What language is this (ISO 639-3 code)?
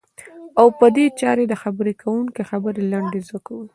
pus